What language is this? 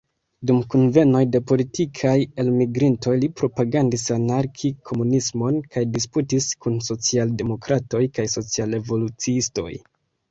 Esperanto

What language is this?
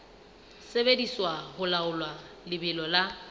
Southern Sotho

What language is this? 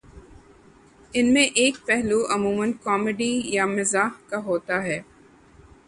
Urdu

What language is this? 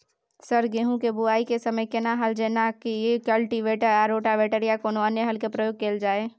Maithili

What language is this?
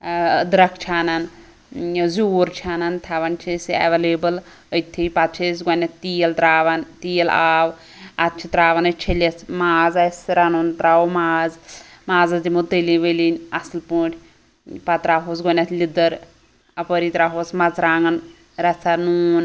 Kashmiri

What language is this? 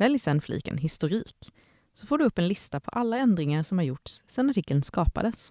Swedish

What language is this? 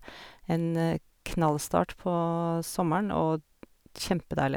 Norwegian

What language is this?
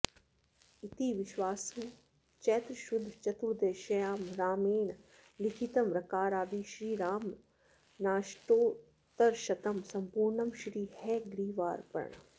Sanskrit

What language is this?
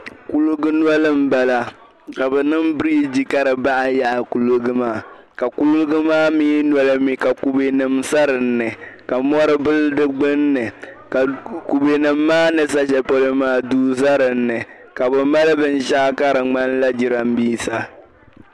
Dagbani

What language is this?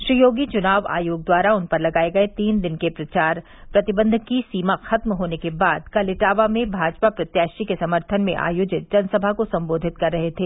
Hindi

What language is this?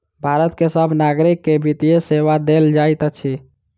Maithili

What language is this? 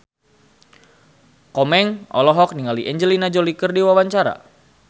Sundanese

